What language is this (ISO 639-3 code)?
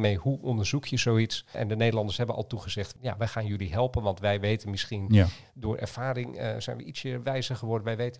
nld